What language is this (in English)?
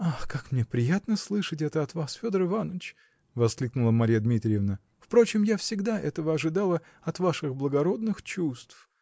Russian